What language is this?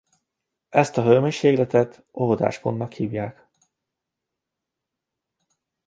Hungarian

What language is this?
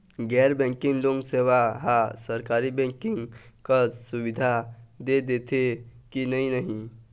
Chhattisgarhi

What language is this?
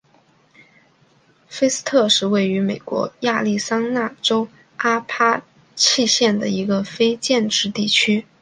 Chinese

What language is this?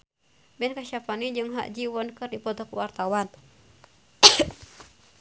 Sundanese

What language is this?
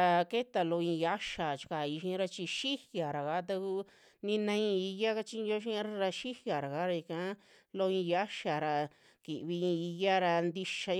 Western Juxtlahuaca Mixtec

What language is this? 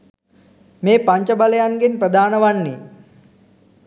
Sinhala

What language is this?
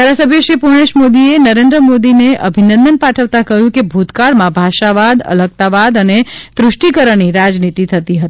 Gujarati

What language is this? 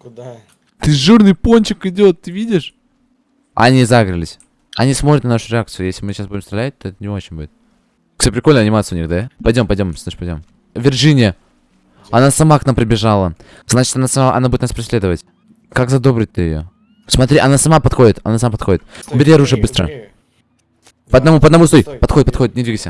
Russian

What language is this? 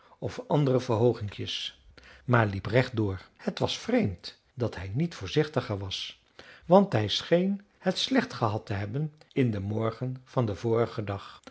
Dutch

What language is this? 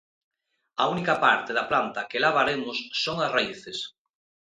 Galician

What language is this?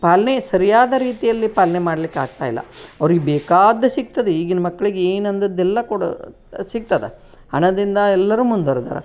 Kannada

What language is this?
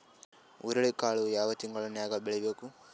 Kannada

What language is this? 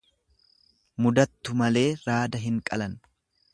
Oromo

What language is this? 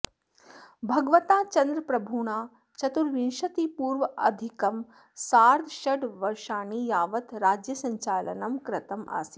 Sanskrit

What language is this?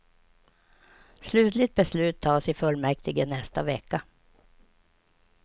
Swedish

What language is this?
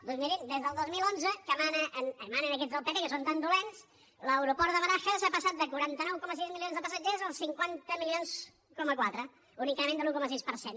Catalan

